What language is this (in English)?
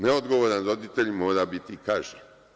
Serbian